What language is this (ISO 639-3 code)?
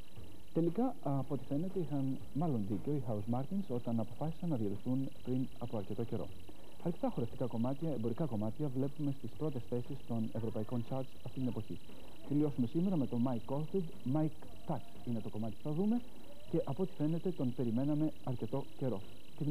ell